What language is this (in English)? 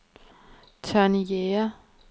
Danish